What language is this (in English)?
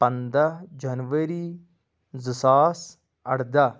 Kashmiri